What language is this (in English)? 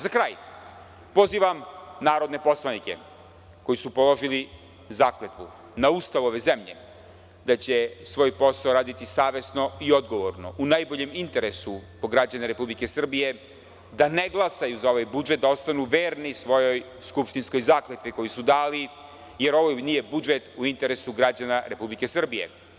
Serbian